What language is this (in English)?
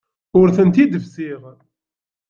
Kabyle